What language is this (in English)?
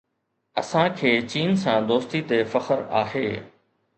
Sindhi